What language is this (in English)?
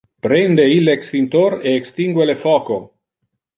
Interlingua